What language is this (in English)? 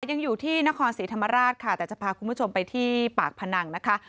Thai